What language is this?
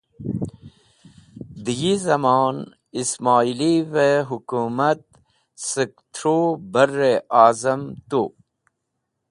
Wakhi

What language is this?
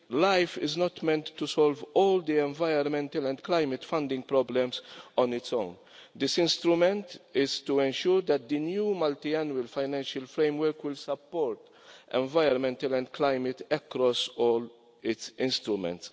English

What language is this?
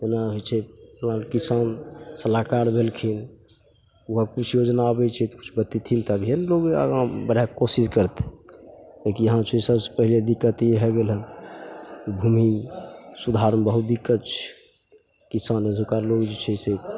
Maithili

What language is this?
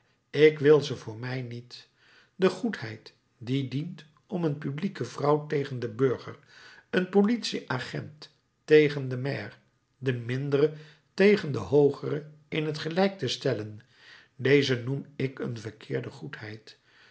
Dutch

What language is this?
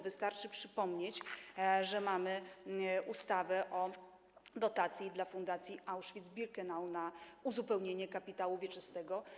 Polish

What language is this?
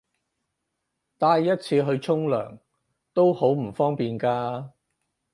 Cantonese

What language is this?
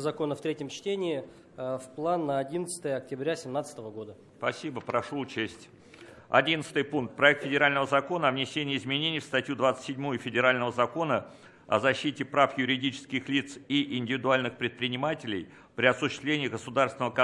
Russian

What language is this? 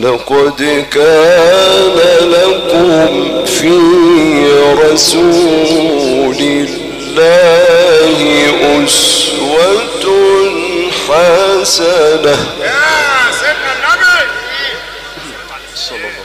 Arabic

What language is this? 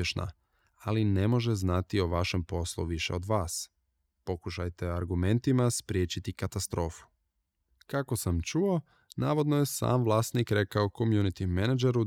Croatian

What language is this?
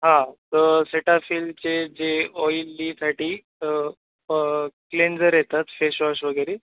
Marathi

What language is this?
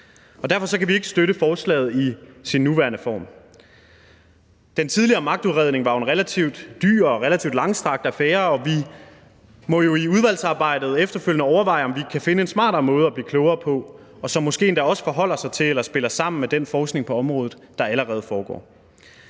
Danish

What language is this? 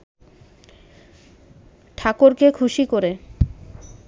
Bangla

